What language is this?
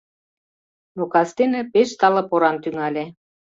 Mari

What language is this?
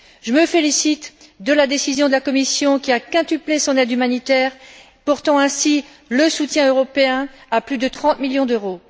French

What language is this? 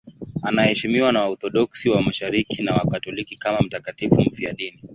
Swahili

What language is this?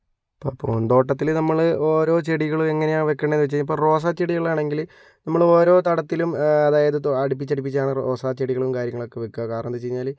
Malayalam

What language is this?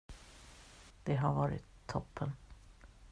Swedish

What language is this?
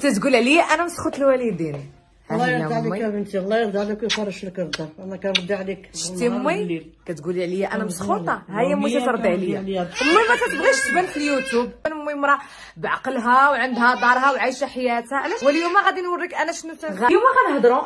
Arabic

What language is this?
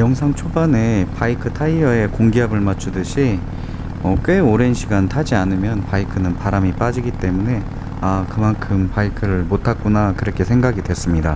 Korean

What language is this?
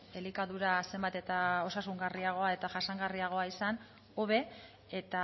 Basque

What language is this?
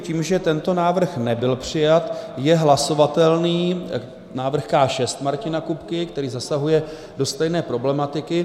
Czech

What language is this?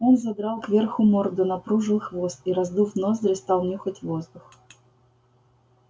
Russian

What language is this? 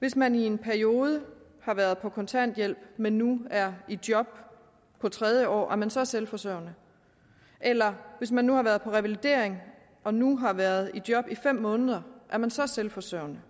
Danish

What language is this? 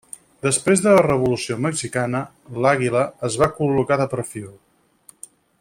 Catalan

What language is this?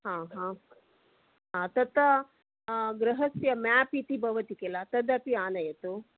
Sanskrit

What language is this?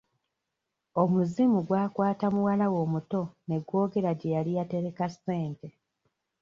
Ganda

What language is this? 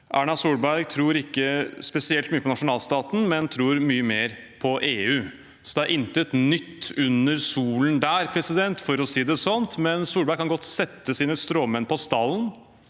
Norwegian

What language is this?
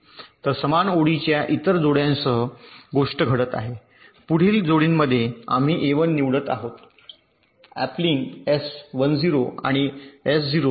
Marathi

